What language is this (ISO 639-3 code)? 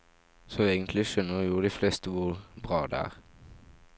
nor